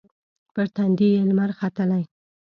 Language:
Pashto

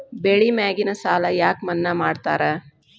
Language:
Kannada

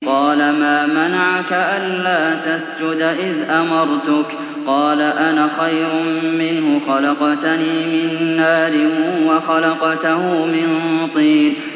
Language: Arabic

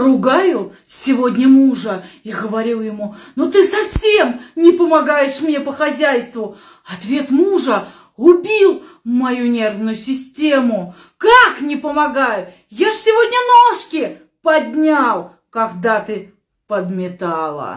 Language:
Russian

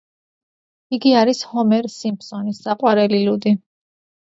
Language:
Georgian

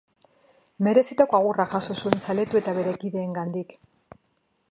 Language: Basque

